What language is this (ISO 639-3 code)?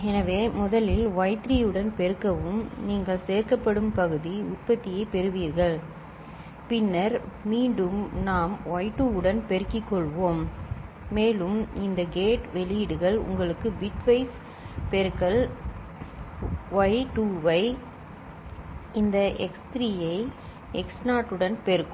tam